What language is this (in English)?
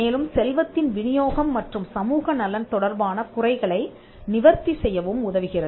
Tamil